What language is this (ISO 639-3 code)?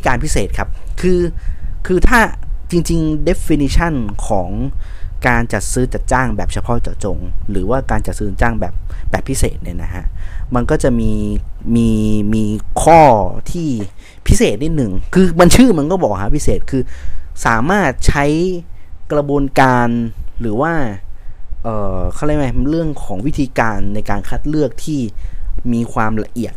tha